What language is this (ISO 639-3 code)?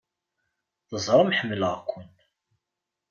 kab